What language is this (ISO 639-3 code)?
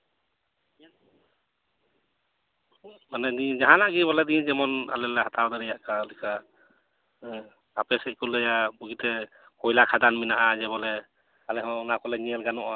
sat